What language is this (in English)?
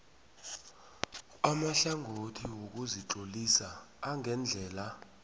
South Ndebele